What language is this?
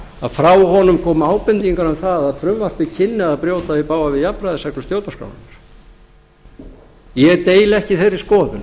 Icelandic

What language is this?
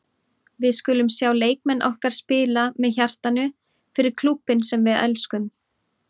Icelandic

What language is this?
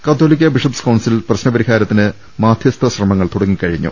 Malayalam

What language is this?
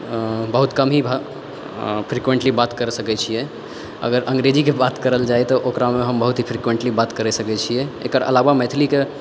Maithili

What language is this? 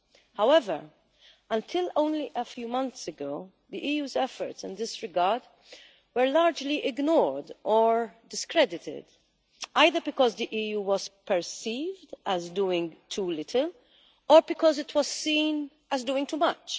English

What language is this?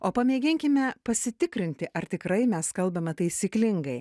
Lithuanian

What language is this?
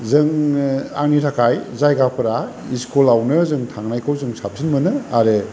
Bodo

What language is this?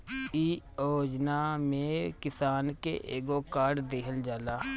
Bhojpuri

